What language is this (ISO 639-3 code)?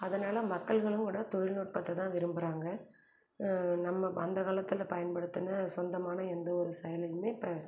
tam